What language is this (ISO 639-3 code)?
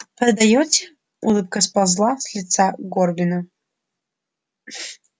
rus